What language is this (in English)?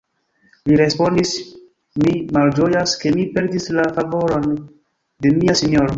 Esperanto